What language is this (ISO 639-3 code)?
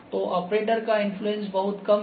hin